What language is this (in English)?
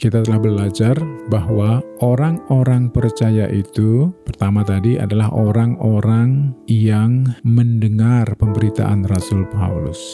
Indonesian